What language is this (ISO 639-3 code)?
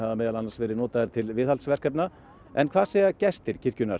isl